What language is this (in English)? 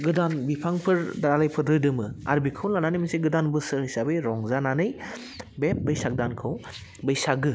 Bodo